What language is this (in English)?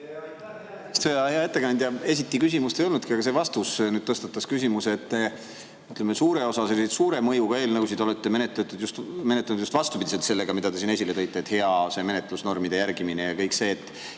Estonian